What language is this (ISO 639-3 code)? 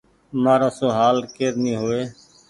gig